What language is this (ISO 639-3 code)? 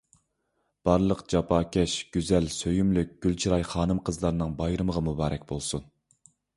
uig